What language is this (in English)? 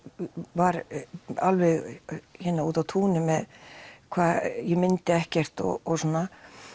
Icelandic